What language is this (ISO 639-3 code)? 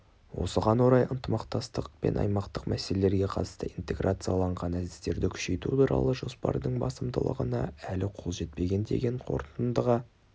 kaz